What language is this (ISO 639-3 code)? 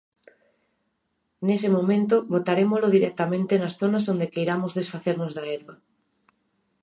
glg